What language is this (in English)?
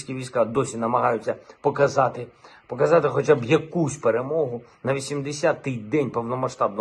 Ukrainian